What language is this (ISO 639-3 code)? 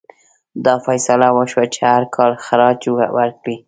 pus